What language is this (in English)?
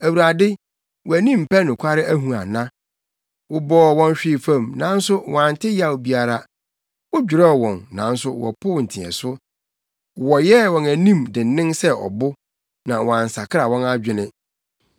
Akan